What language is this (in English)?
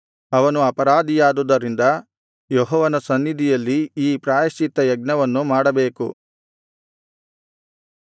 Kannada